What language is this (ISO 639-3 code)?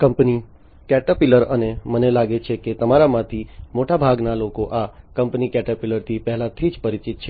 guj